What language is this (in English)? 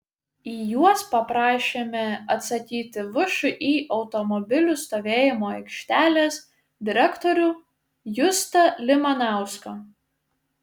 Lithuanian